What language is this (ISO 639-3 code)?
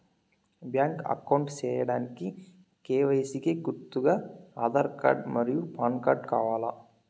tel